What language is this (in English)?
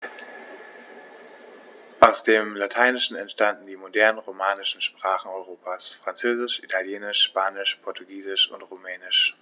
German